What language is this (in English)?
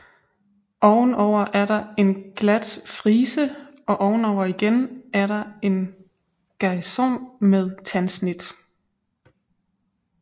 Danish